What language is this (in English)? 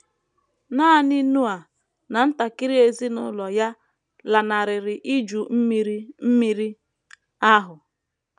Igbo